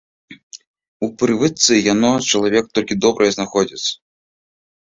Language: Belarusian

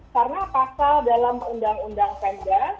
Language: Indonesian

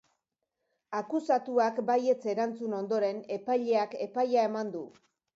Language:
Basque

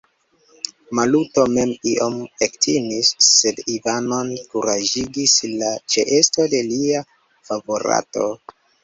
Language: Esperanto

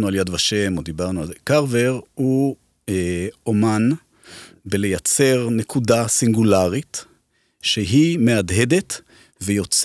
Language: Hebrew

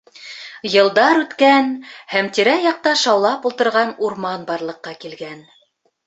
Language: Bashkir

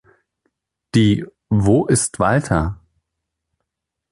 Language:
German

